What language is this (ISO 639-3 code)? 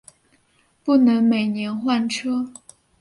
zho